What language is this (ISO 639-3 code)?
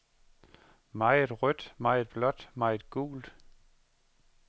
dan